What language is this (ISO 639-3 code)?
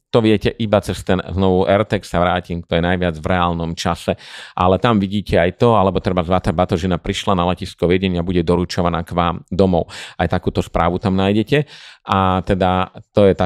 slk